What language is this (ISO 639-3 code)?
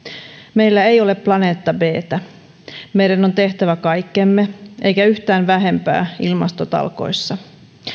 fin